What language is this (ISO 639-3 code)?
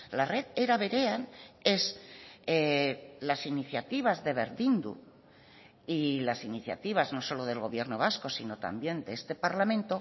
spa